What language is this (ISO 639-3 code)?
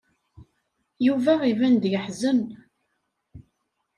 kab